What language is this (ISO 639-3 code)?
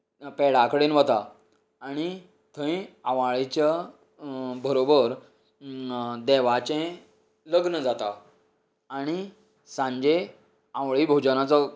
kok